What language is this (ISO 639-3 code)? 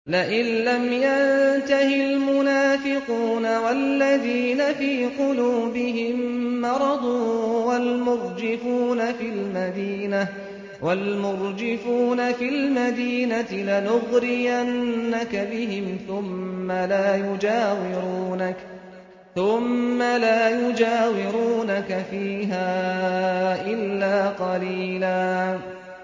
ara